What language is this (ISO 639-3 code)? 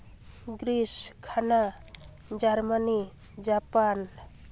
sat